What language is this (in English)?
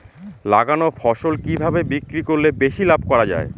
Bangla